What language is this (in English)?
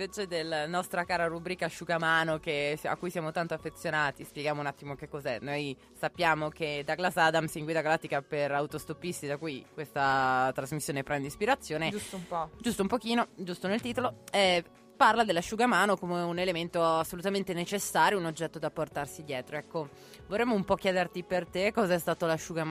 Italian